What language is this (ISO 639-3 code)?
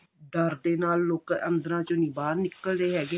pan